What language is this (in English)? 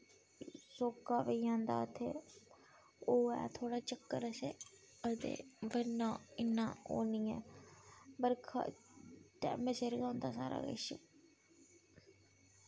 Dogri